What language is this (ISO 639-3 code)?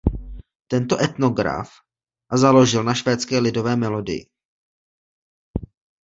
ces